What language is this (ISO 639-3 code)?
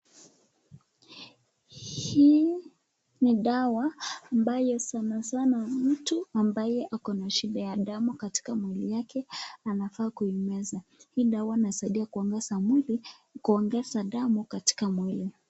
swa